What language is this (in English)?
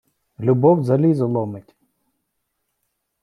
Ukrainian